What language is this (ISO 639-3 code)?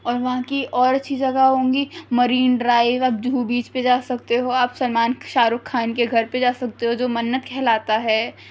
urd